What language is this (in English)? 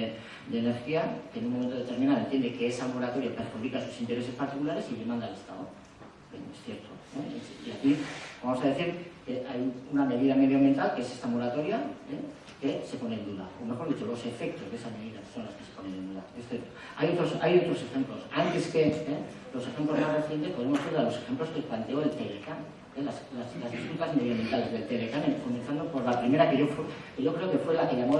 Spanish